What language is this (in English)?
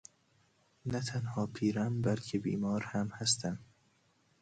Persian